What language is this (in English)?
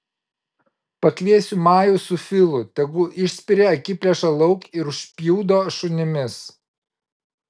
Lithuanian